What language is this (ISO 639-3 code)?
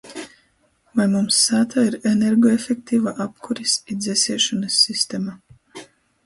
ltg